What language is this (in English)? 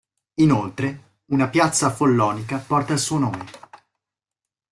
Italian